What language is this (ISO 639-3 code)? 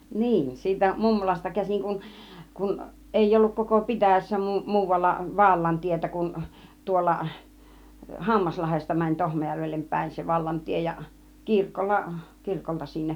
fin